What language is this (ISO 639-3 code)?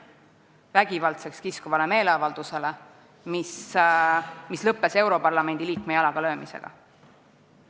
est